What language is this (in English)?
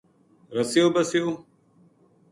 Gujari